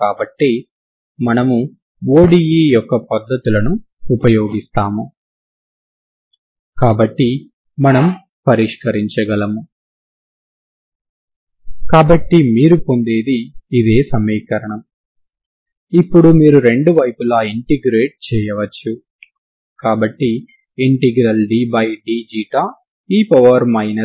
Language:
Telugu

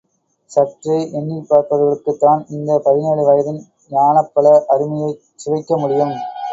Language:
Tamil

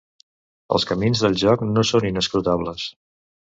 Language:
Catalan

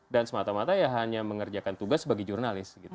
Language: Indonesian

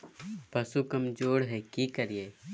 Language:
Magahi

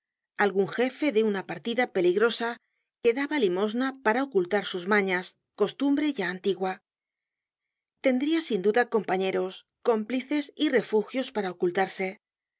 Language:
Spanish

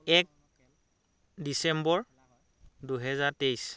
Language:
Assamese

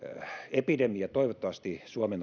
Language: Finnish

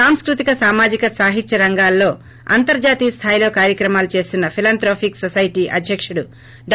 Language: Telugu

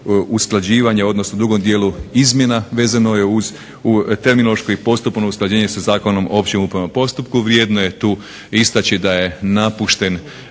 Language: Croatian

